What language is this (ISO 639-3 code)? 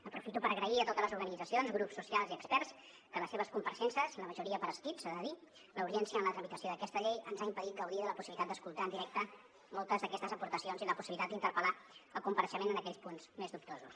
cat